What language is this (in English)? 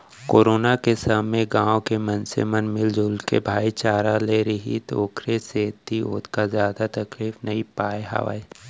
Chhattisgarhi